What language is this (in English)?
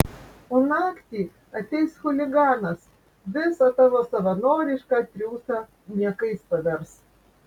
Lithuanian